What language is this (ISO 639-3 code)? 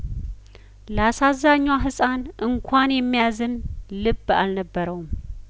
amh